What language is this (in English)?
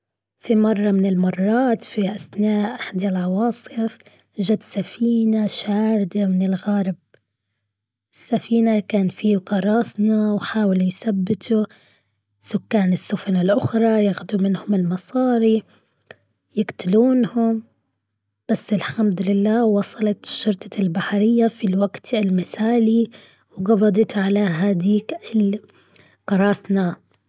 Gulf Arabic